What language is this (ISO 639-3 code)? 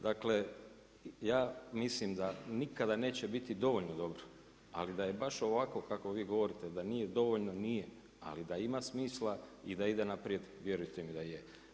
hrv